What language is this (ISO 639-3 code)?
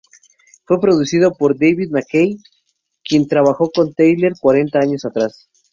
spa